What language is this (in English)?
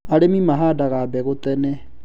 Kikuyu